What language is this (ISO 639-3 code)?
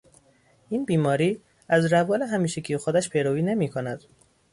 fas